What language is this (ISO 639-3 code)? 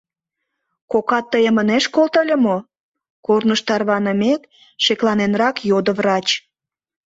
chm